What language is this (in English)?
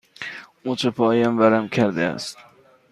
Persian